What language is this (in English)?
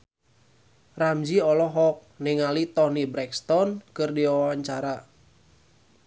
Sundanese